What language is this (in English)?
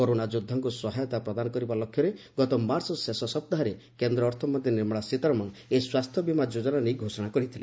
Odia